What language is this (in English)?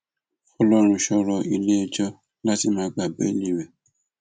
Yoruba